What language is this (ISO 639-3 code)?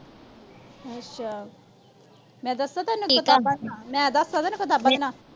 pan